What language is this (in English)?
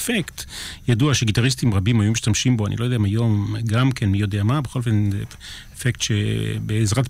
Hebrew